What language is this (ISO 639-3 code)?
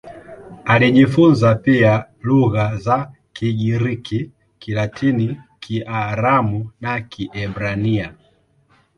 swa